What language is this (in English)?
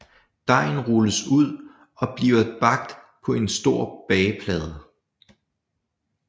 Danish